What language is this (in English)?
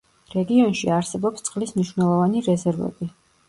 Georgian